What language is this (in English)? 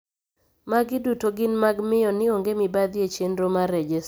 Luo (Kenya and Tanzania)